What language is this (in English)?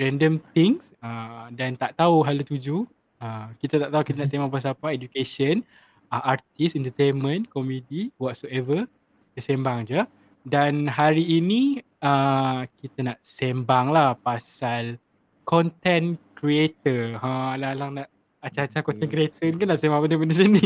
Malay